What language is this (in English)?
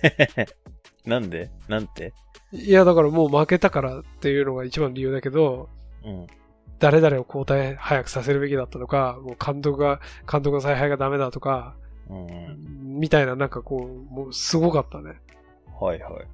Japanese